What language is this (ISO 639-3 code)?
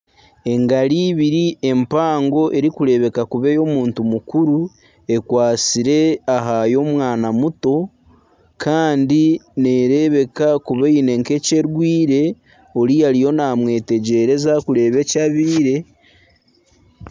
nyn